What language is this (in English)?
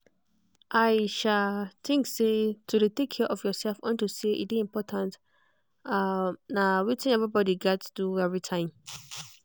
Nigerian Pidgin